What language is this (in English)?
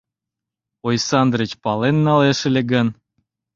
Mari